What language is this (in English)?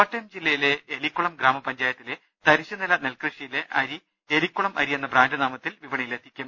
Malayalam